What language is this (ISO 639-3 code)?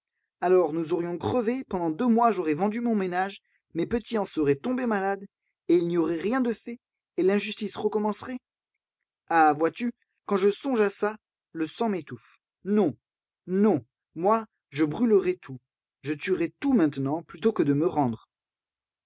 fra